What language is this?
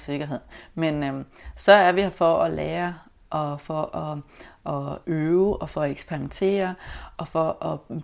Danish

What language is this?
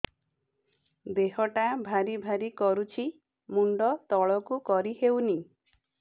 Odia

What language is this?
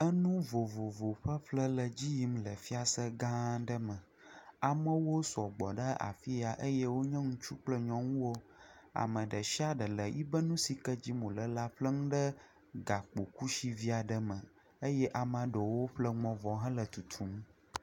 Ewe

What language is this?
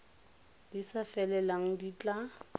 Tswana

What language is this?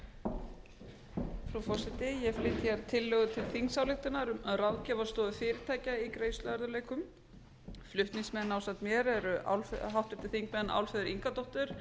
Icelandic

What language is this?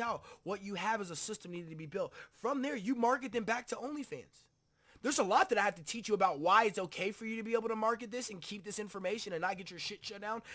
English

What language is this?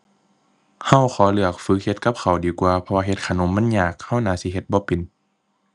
Thai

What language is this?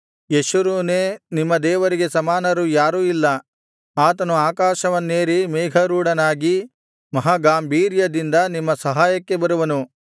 Kannada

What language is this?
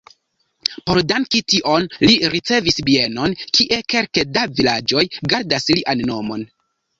Esperanto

